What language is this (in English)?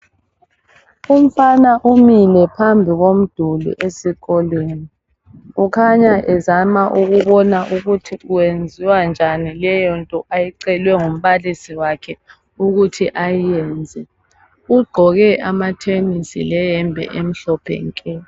North Ndebele